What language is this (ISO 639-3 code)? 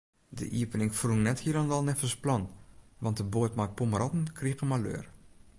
fry